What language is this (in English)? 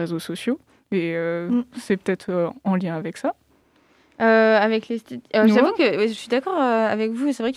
French